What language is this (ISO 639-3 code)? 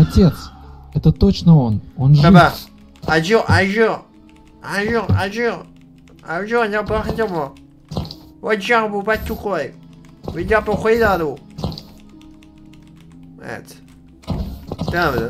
tur